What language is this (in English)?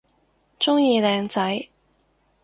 Cantonese